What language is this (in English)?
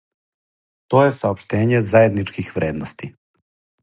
Serbian